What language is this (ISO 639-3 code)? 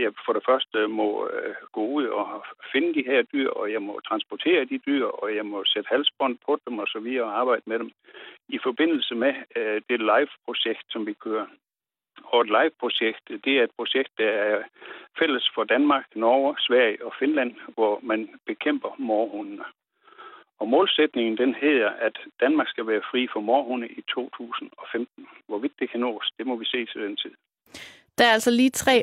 dan